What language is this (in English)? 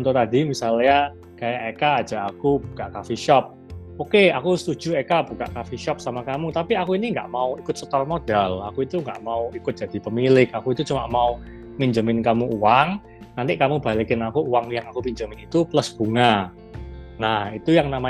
Indonesian